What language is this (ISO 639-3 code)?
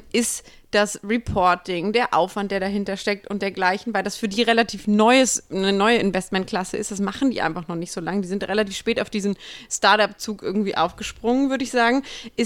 deu